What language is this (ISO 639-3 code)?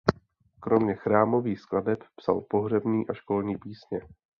ces